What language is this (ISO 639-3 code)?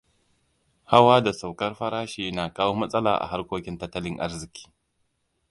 hau